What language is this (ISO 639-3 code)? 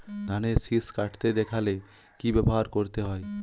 ben